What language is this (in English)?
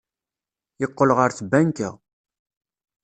Kabyle